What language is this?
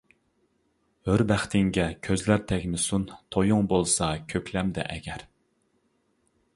Uyghur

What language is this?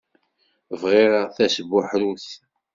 Kabyle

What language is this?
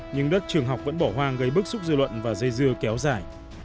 Vietnamese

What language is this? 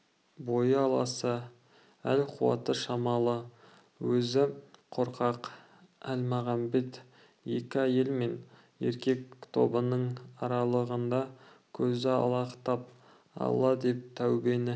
Kazakh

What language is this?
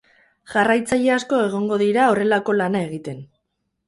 Basque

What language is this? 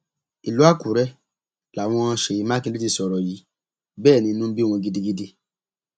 Yoruba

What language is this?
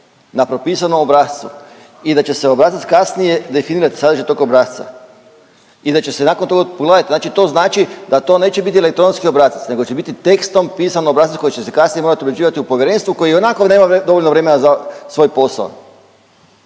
Croatian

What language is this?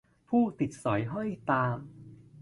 Thai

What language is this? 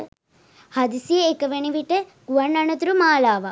Sinhala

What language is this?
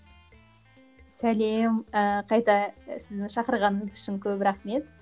Kazakh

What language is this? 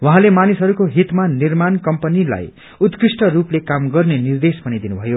Nepali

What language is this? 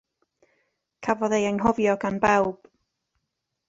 Welsh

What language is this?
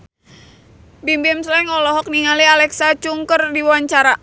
Sundanese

